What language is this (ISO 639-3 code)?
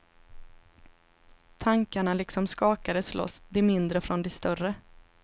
swe